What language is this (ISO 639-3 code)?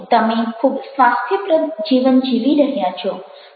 guj